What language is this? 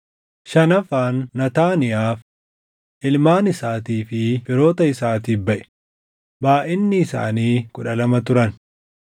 Oromo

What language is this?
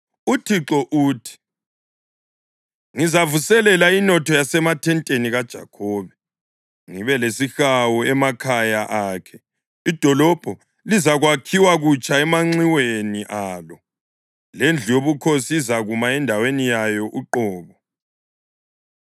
North Ndebele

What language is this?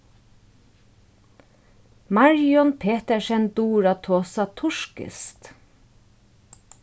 Faroese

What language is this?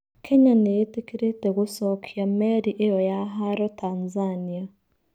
Kikuyu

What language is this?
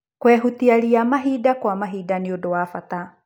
Kikuyu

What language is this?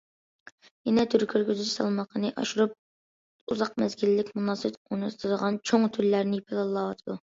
Uyghur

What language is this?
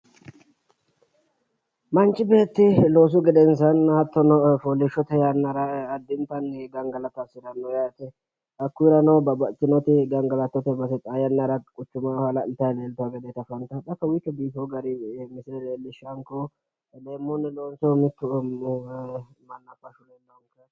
Sidamo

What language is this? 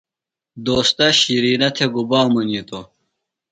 Phalura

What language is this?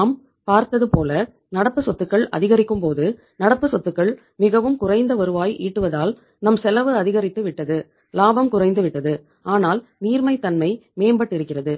Tamil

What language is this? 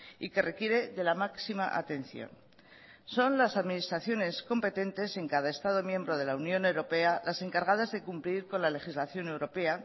Spanish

